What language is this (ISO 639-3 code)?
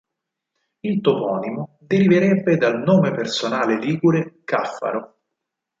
ita